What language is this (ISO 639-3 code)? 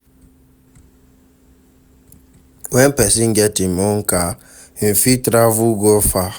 pcm